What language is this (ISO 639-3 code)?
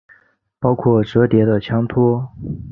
zho